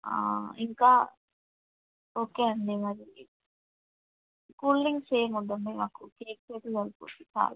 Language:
Telugu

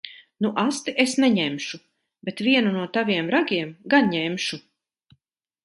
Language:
Latvian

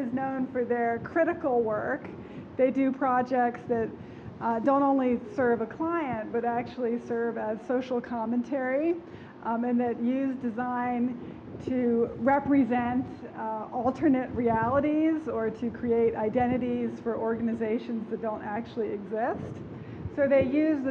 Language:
English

